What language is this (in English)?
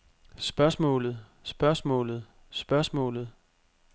Danish